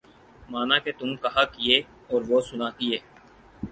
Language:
Urdu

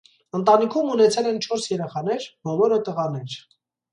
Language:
Armenian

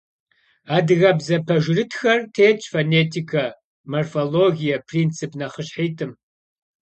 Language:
Kabardian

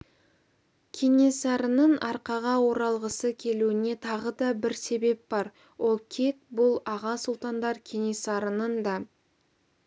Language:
Kazakh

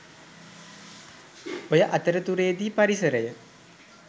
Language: Sinhala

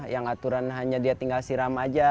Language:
Indonesian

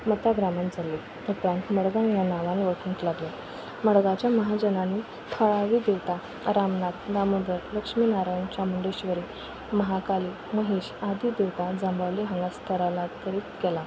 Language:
Konkani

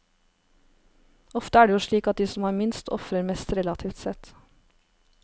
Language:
Norwegian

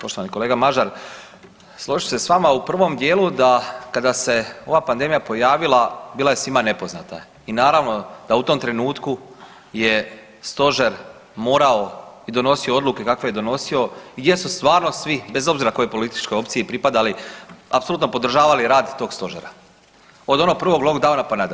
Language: Croatian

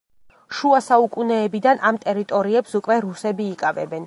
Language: Georgian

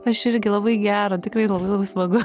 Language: Lithuanian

